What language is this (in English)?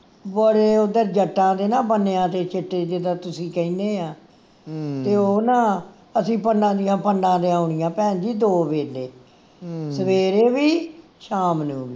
Punjabi